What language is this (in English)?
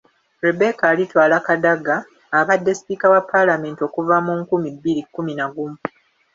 Ganda